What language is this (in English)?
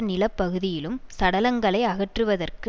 Tamil